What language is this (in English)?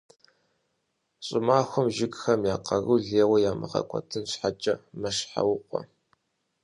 Kabardian